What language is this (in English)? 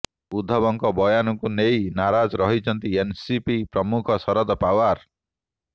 Odia